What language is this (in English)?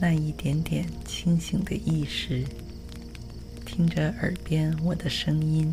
Chinese